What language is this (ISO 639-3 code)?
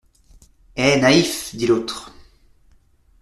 fra